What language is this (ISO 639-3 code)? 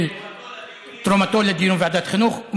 heb